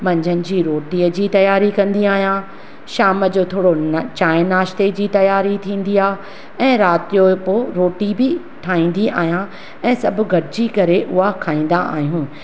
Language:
Sindhi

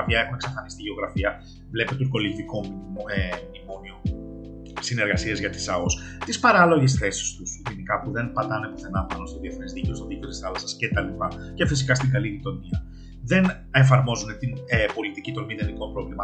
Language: Greek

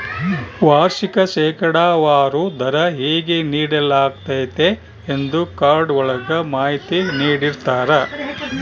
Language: Kannada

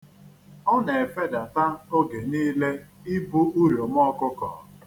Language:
Igbo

